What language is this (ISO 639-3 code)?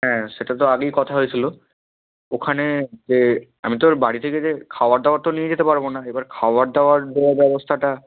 ben